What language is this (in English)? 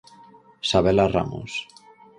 Galician